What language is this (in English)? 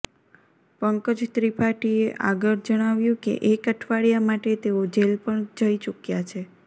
Gujarati